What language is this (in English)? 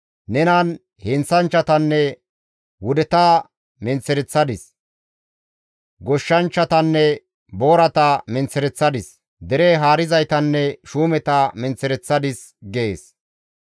Gamo